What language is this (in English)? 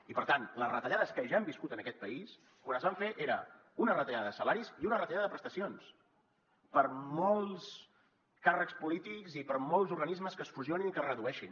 Catalan